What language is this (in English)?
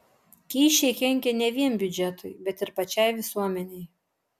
Lithuanian